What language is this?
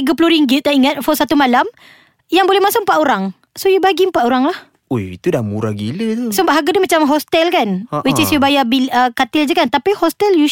Malay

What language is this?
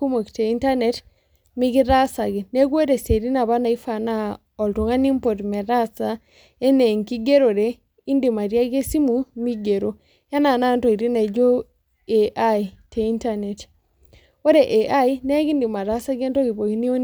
Masai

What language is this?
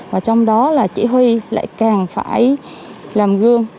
Vietnamese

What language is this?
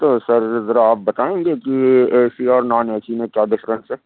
Urdu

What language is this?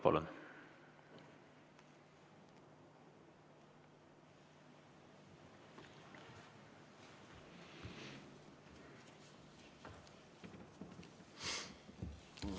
Estonian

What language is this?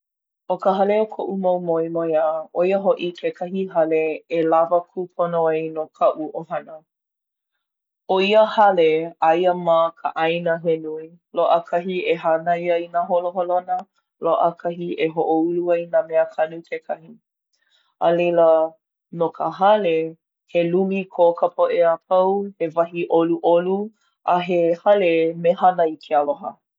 Hawaiian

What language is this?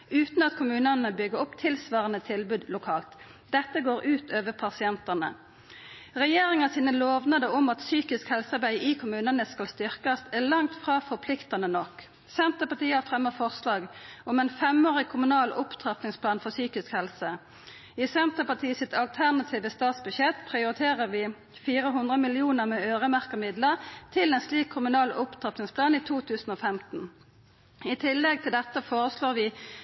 Norwegian Nynorsk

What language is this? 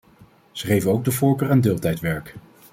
Dutch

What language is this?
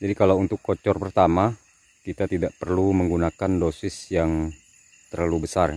Indonesian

